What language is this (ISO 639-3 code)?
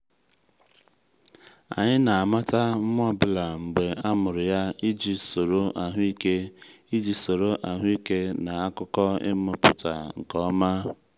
ibo